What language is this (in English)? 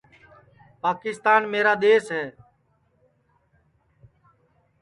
Sansi